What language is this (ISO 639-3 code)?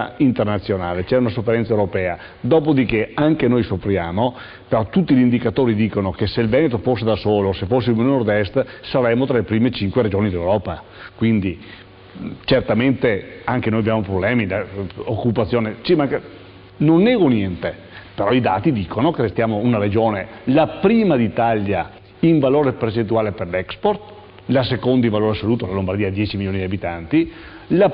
ita